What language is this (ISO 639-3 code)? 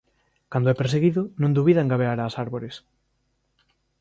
glg